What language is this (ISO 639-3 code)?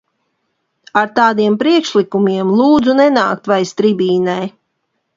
lav